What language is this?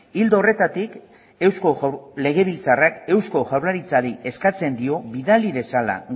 Basque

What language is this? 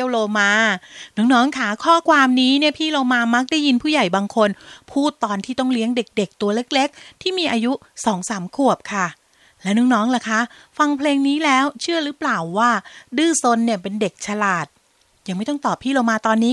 Thai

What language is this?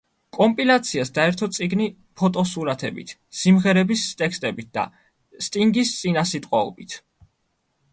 Georgian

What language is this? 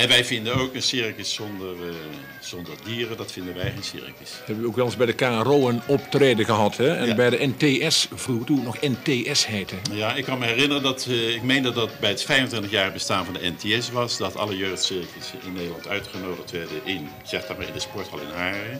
Dutch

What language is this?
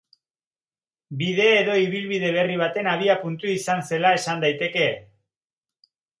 Basque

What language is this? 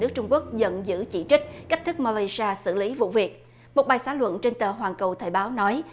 Vietnamese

